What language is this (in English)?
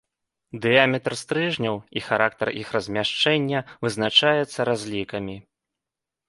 Belarusian